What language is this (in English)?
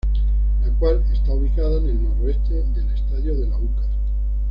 Spanish